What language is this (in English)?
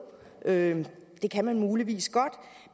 Danish